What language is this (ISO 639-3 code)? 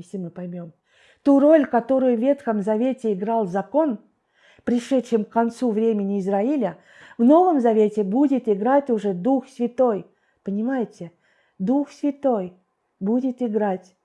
rus